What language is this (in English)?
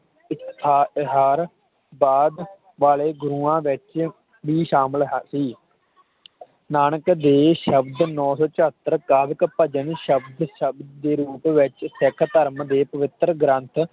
Punjabi